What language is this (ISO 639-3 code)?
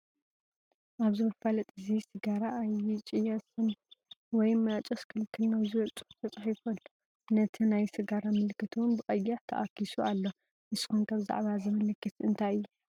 tir